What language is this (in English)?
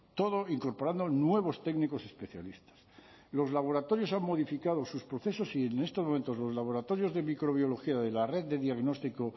Spanish